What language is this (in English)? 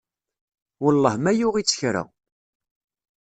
Kabyle